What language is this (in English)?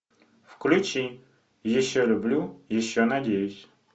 Russian